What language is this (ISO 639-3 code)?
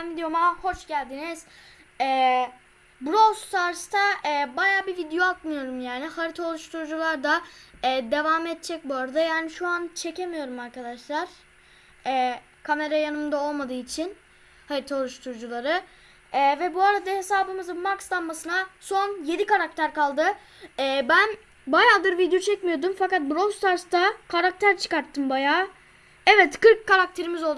tur